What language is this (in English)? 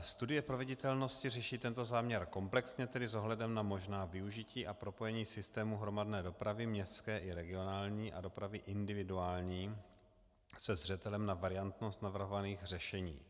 Czech